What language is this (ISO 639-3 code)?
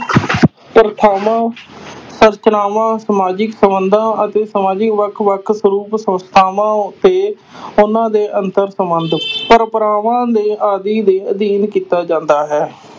pan